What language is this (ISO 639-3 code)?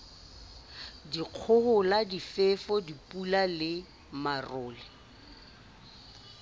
sot